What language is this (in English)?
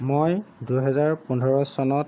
Assamese